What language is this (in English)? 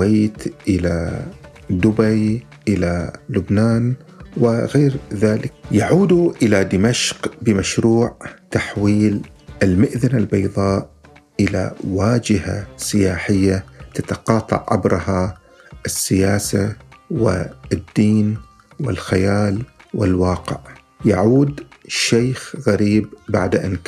Arabic